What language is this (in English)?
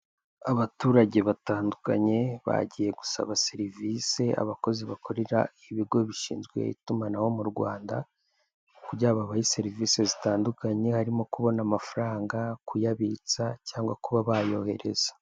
Kinyarwanda